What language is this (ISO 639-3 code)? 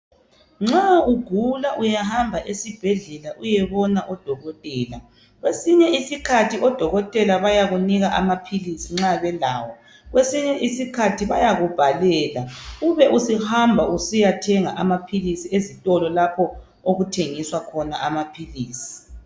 nde